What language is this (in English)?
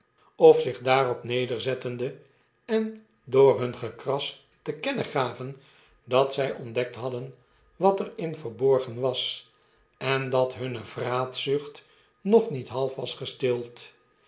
Dutch